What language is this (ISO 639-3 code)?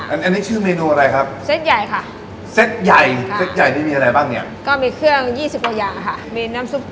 tha